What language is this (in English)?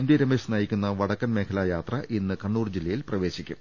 Malayalam